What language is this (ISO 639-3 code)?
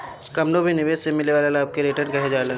bho